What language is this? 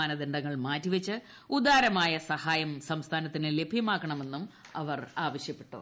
Malayalam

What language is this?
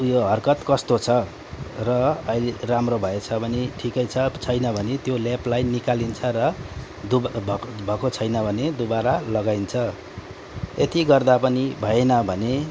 Nepali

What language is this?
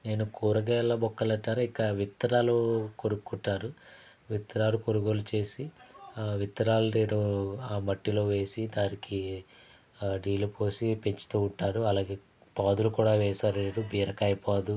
Telugu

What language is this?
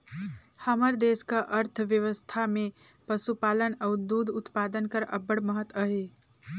Chhattisgarhi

